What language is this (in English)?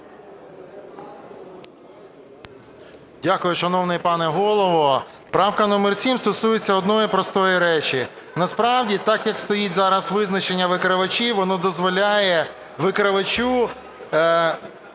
Ukrainian